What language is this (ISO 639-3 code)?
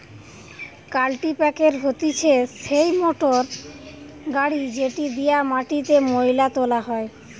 ben